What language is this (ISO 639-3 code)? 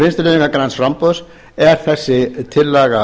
isl